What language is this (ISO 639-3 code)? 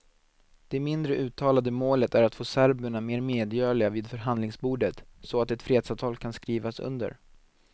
swe